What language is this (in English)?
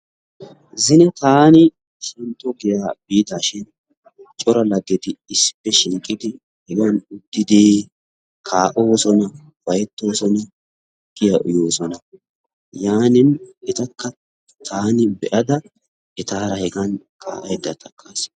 Wolaytta